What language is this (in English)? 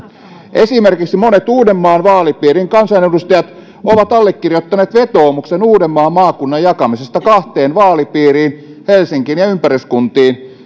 Finnish